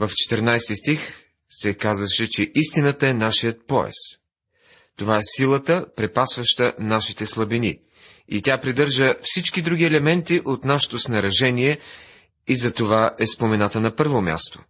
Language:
Bulgarian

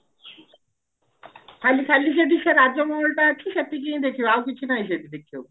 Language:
Odia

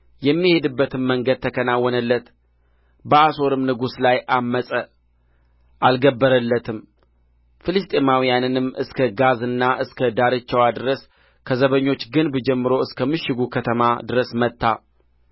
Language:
Amharic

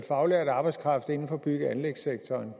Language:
Danish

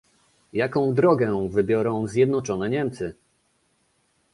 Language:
Polish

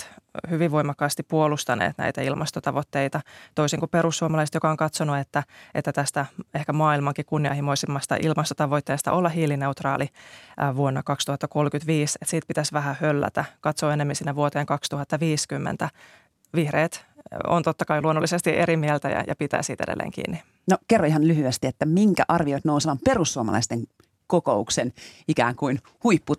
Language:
Finnish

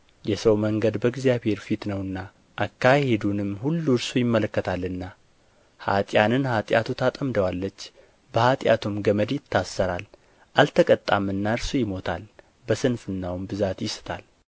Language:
Amharic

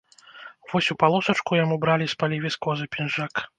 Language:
Belarusian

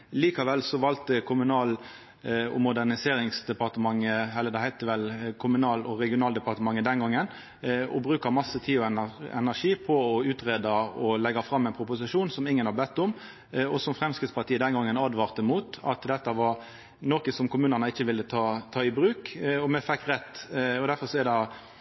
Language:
Norwegian Nynorsk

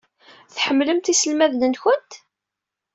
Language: Kabyle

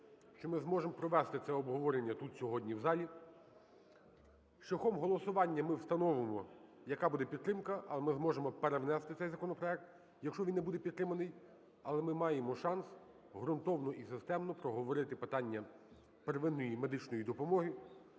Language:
Ukrainian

